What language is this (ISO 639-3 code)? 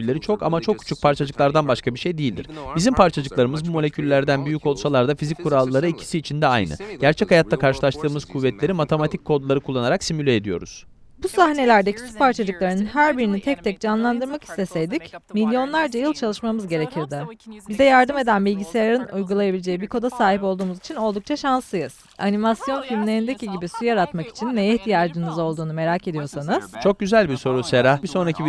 tur